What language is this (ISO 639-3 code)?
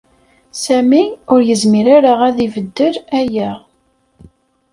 kab